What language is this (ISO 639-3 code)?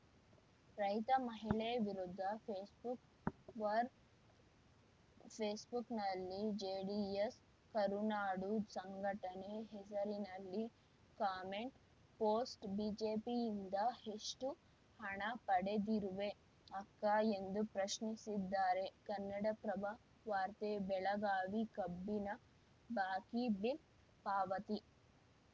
kan